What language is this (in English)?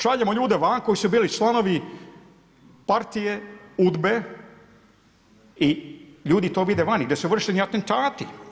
Croatian